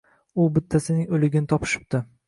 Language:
Uzbek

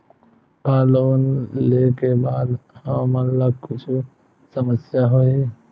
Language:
Chhattisgarhi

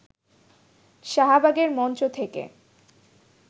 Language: Bangla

